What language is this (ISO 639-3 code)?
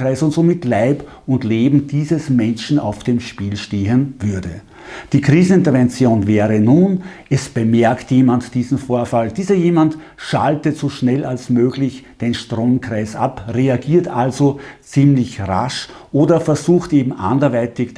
deu